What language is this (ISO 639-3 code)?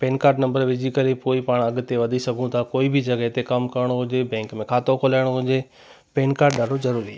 snd